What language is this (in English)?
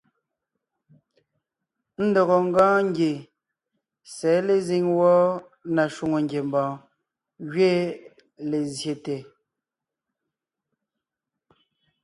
Ngiemboon